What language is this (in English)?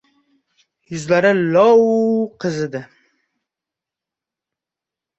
Uzbek